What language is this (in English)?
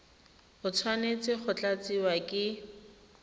Tswana